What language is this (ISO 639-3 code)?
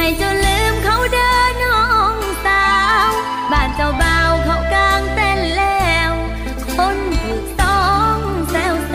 tha